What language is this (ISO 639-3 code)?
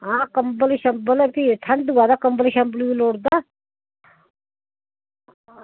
doi